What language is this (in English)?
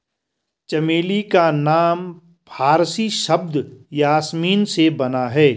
Hindi